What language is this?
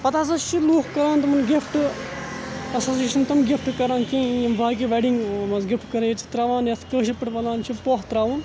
Kashmiri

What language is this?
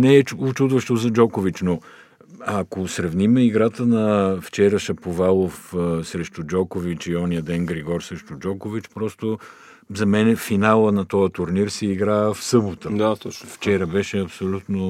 Bulgarian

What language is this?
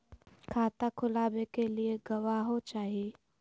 Magahi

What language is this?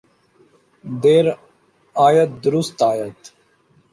Urdu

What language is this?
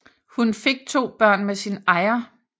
Danish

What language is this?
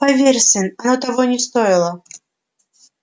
Russian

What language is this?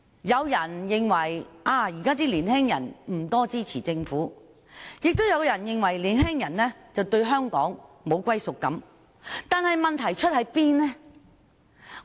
Cantonese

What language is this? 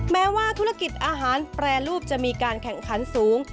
Thai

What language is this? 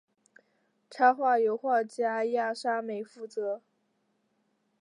Chinese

